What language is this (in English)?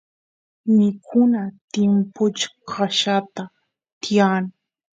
Santiago del Estero Quichua